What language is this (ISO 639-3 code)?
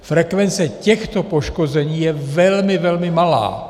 ces